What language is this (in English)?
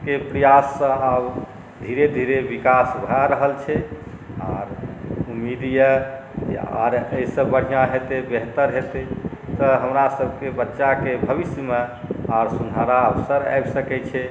Maithili